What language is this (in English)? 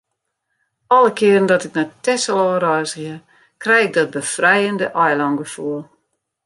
Western Frisian